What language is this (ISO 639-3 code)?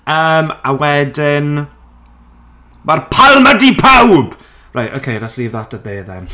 cym